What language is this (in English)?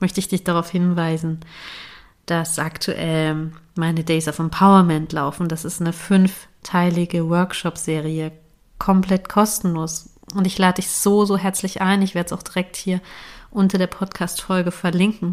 German